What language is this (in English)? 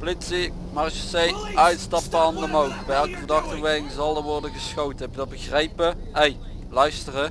Dutch